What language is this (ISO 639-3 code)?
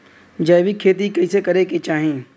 bho